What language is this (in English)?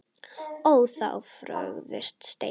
Icelandic